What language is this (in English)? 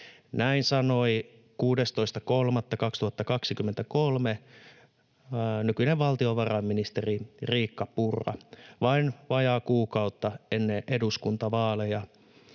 Finnish